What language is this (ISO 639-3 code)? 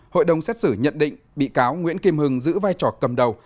vie